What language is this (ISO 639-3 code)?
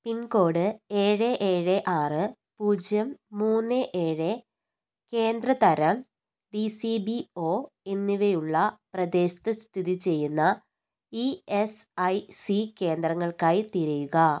mal